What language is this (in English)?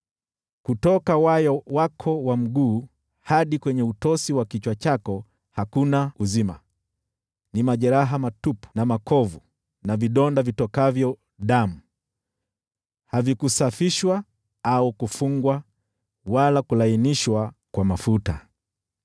Swahili